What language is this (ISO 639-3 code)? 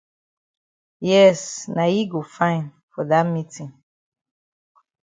wes